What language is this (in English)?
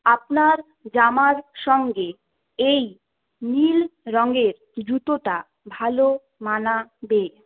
Bangla